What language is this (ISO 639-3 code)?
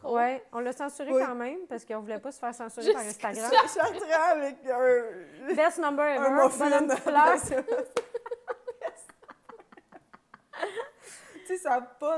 fra